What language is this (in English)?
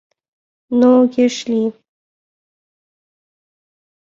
Mari